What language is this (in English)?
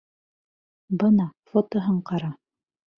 Bashkir